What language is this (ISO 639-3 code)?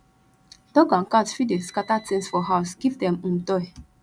pcm